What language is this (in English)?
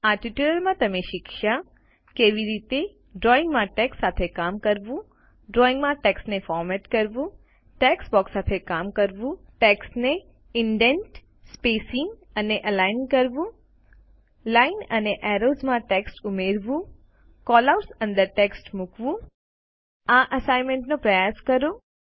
Gujarati